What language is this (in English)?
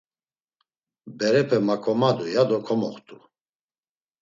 Laz